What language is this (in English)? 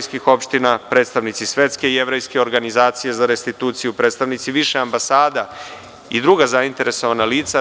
Serbian